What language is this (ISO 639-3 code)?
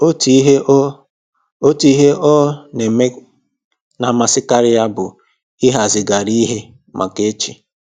ibo